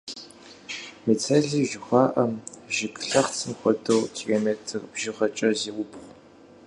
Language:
Kabardian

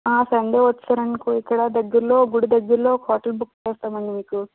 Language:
Telugu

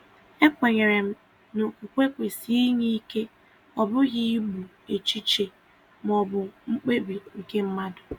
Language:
Igbo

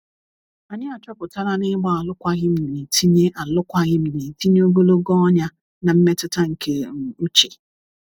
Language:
Igbo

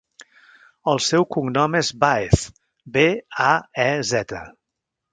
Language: Catalan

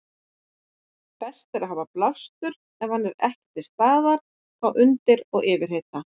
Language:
Icelandic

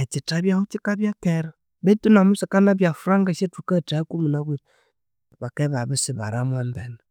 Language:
Konzo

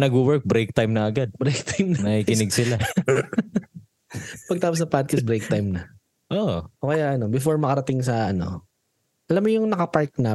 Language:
Filipino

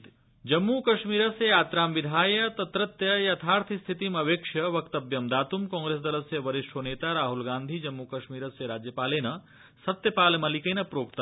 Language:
Sanskrit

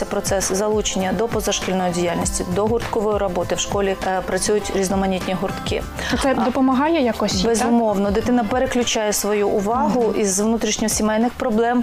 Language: Ukrainian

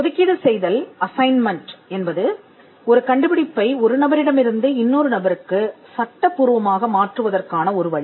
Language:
Tamil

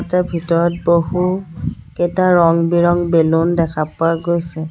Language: Assamese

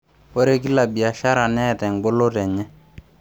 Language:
Masai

